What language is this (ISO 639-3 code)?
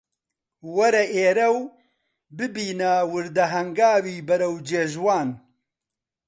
ckb